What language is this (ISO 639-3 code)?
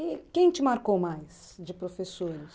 por